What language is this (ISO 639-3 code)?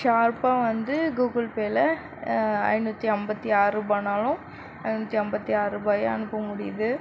tam